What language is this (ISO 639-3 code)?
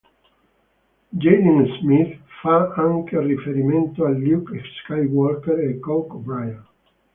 ita